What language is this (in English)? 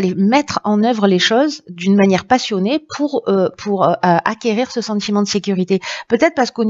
French